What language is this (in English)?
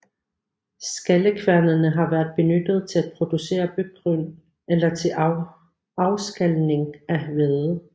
Danish